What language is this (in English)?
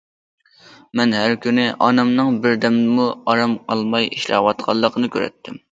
Uyghur